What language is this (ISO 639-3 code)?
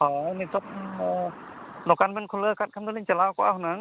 sat